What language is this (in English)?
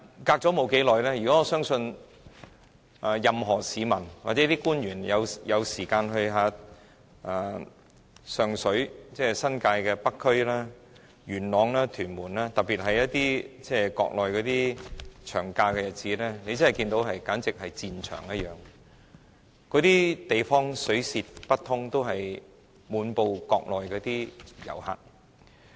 Cantonese